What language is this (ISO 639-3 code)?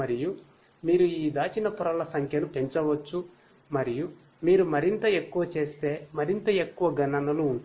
tel